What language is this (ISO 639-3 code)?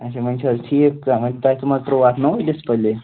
kas